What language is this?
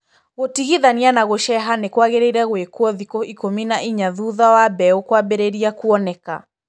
Kikuyu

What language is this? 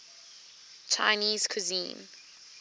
English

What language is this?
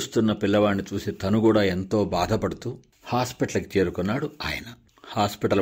Telugu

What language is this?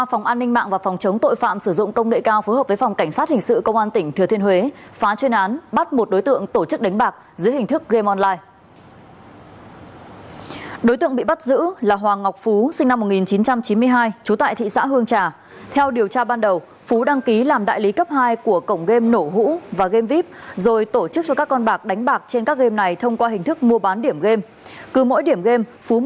Vietnamese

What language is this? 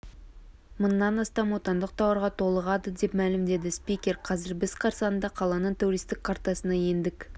Kazakh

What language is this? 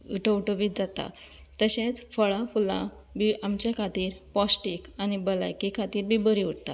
Konkani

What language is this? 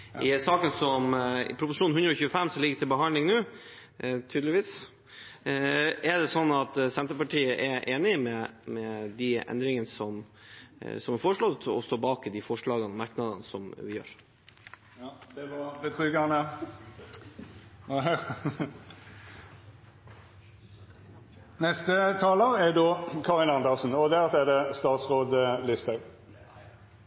Norwegian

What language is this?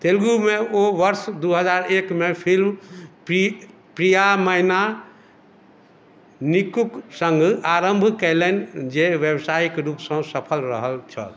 Maithili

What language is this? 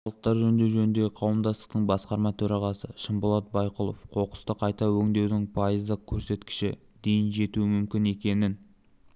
Kazakh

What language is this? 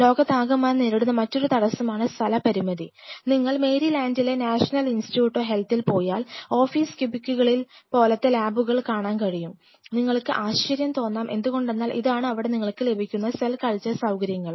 Malayalam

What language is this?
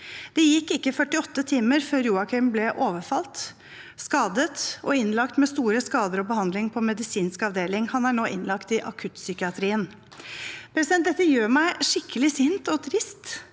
Norwegian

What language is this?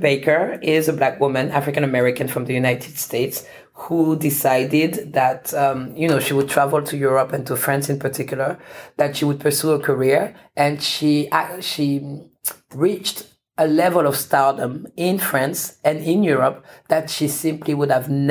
English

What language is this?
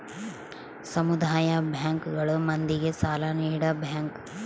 Kannada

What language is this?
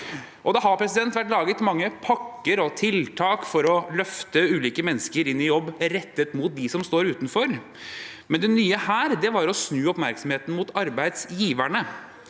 Norwegian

